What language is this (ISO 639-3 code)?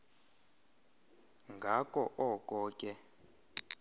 xho